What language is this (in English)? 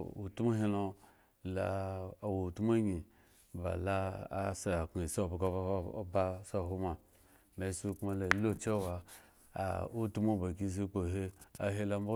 Eggon